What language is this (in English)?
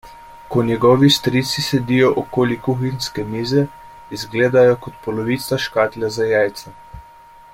Slovenian